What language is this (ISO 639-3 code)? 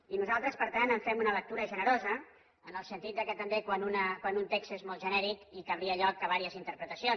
cat